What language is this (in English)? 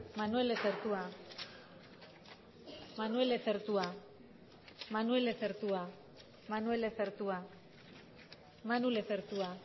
Spanish